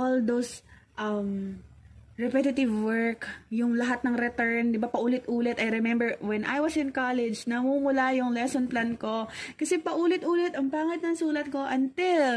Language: Filipino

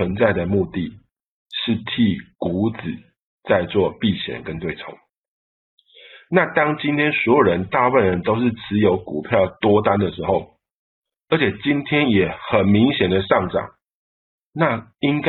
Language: Chinese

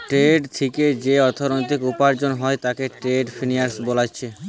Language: Bangla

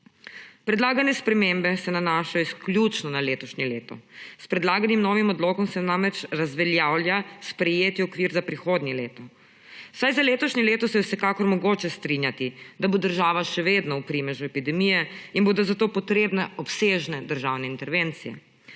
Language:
Slovenian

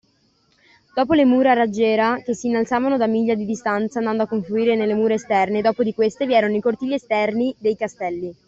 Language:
Italian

